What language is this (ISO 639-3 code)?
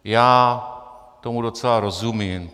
ces